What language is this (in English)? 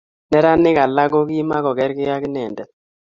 Kalenjin